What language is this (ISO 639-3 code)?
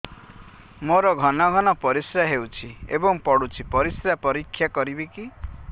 ori